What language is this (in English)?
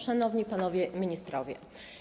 Polish